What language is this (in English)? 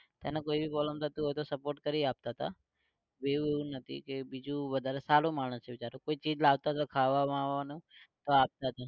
Gujarati